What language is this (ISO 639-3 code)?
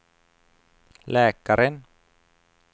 swe